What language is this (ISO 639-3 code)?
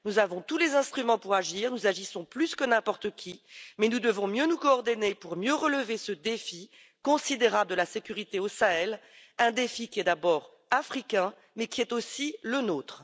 fra